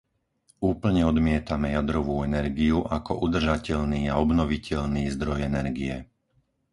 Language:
Slovak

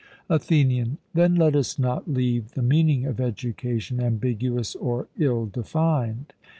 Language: English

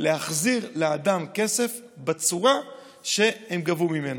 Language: Hebrew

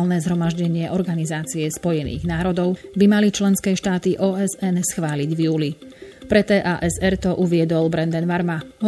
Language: Slovak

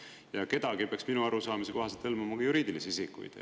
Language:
Estonian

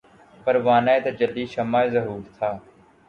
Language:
Urdu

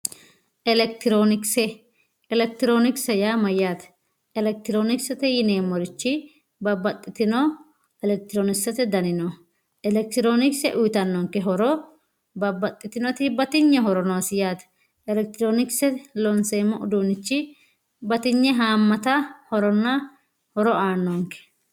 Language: Sidamo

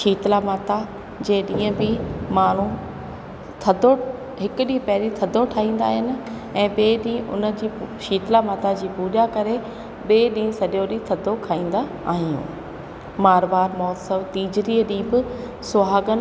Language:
Sindhi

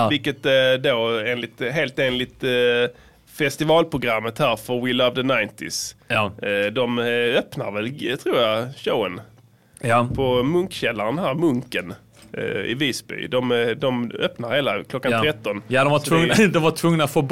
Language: Swedish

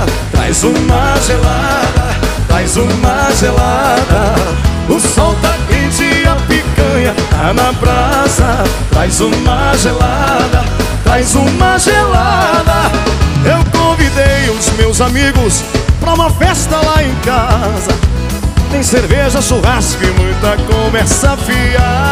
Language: Portuguese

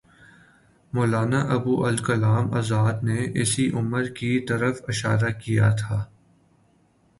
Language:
Urdu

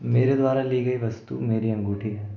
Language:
Hindi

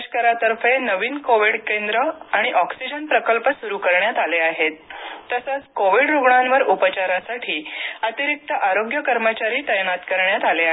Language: Marathi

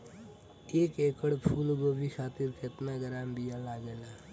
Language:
Bhojpuri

